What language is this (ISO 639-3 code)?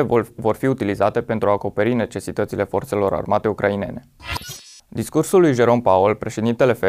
ron